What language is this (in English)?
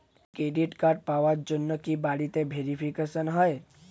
Bangla